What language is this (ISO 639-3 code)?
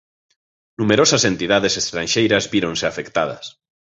glg